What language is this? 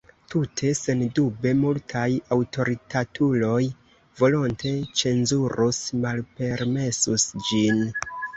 Esperanto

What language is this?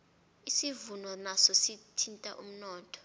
South Ndebele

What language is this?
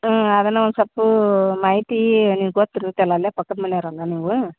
Kannada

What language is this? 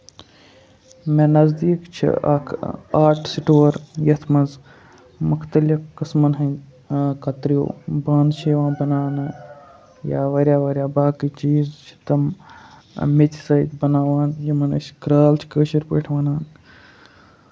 Kashmiri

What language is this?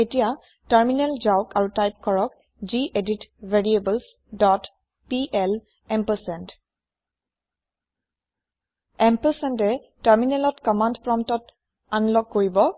Assamese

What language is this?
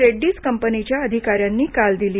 Marathi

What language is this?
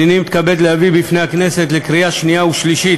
Hebrew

